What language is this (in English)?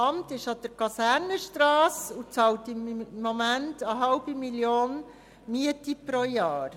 Swiss German